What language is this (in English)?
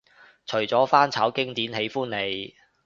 Cantonese